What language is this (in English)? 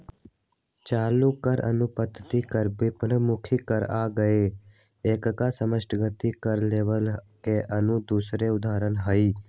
Magahi